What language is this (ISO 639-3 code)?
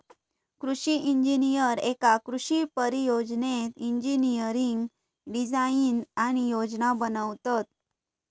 mar